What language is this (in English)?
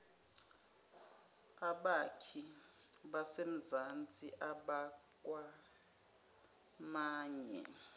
Zulu